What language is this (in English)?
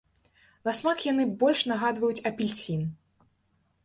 Belarusian